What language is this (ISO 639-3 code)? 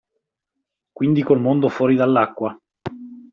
ita